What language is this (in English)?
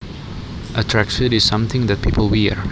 Javanese